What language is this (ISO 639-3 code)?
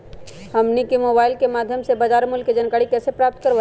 mag